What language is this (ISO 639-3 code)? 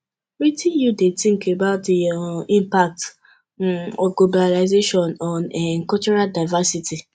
pcm